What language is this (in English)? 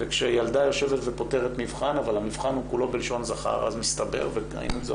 Hebrew